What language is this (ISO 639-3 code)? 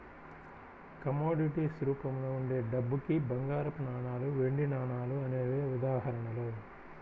tel